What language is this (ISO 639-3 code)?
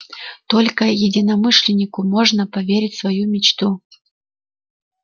rus